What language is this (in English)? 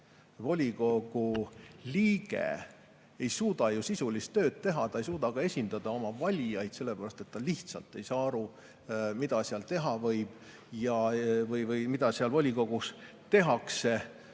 Estonian